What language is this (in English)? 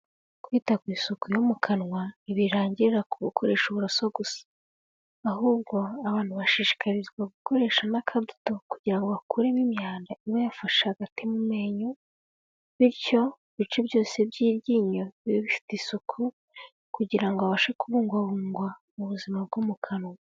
Kinyarwanda